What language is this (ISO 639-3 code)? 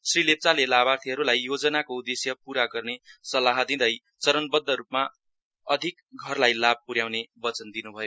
nep